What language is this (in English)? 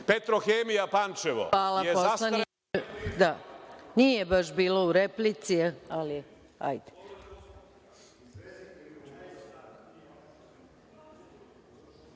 Serbian